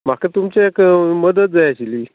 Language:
Konkani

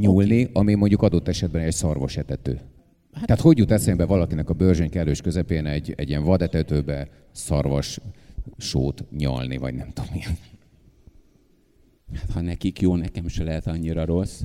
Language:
Hungarian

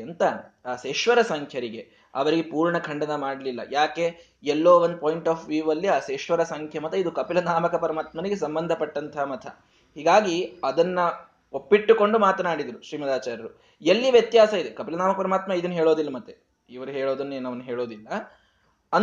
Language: Kannada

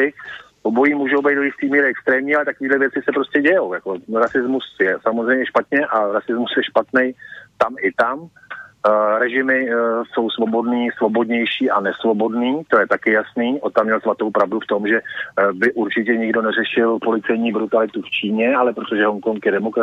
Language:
Czech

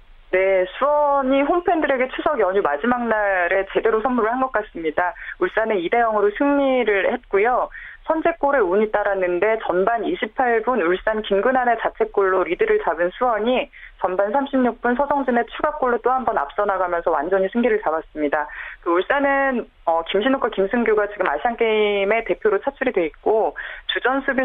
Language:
Korean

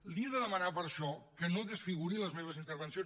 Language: Catalan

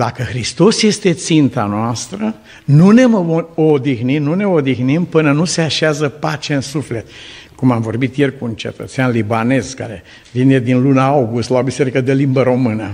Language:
Romanian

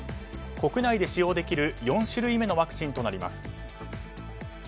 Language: Japanese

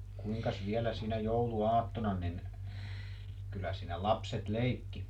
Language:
Finnish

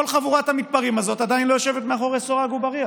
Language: Hebrew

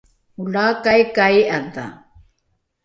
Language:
Rukai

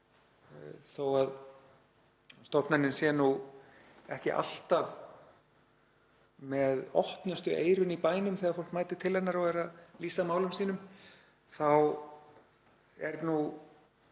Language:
Icelandic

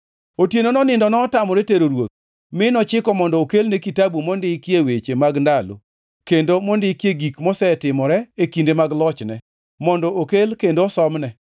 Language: Luo (Kenya and Tanzania)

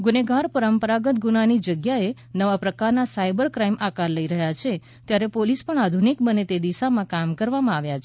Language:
Gujarati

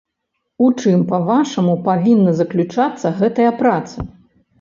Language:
Belarusian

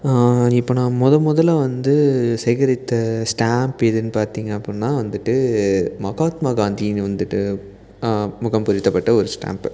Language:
Tamil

